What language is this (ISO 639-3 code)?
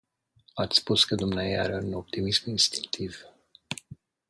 ron